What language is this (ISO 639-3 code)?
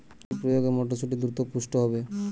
ben